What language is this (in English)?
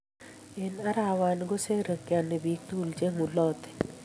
Kalenjin